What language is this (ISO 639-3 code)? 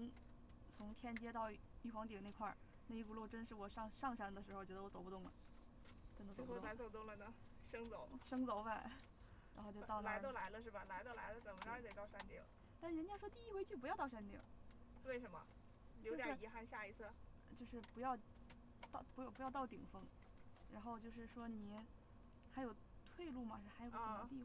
zho